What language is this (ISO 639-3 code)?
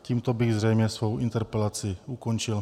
ces